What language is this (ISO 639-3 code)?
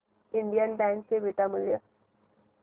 mar